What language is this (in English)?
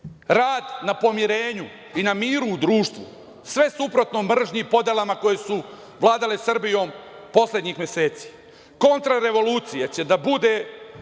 Serbian